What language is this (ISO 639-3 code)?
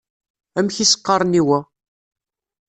kab